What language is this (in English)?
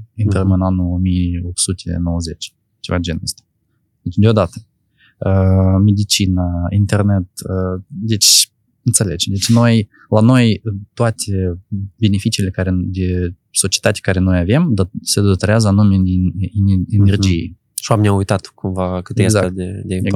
Romanian